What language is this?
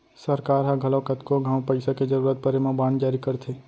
Chhattisgarhi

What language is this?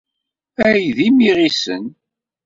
Kabyle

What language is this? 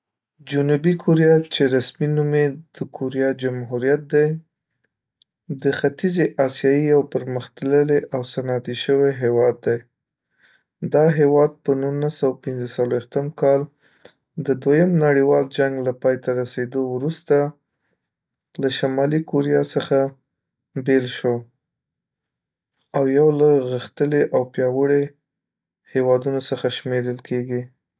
Pashto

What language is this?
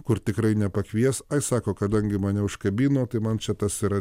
Lithuanian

